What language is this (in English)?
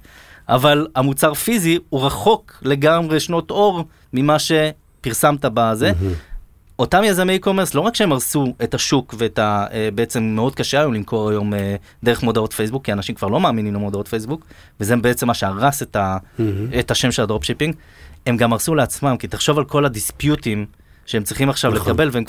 Hebrew